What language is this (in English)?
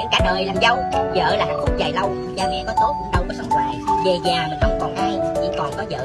Vietnamese